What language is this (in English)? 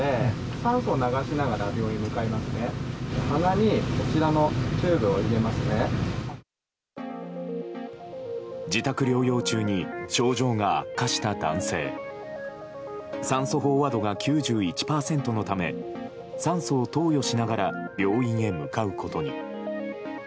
Japanese